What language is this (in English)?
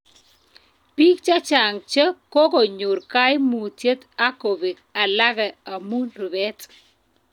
Kalenjin